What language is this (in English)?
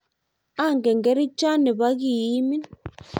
Kalenjin